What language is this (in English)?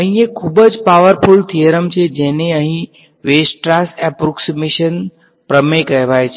Gujarati